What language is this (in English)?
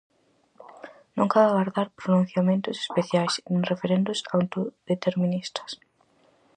Galician